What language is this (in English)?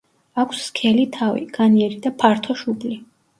Georgian